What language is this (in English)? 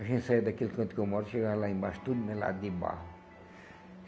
Portuguese